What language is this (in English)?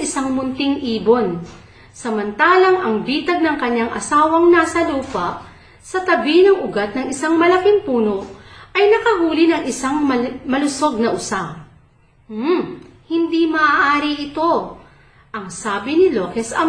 Filipino